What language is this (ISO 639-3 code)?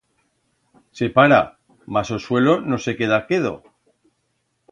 arg